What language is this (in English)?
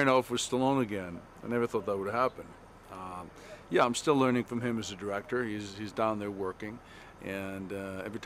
English